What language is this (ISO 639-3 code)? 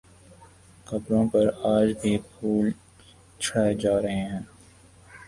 urd